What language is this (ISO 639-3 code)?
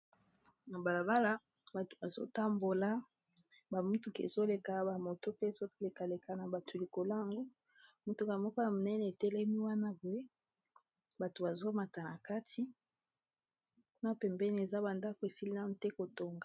lin